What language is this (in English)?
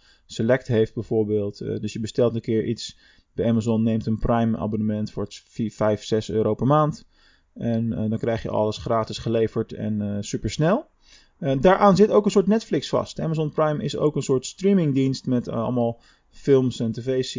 Dutch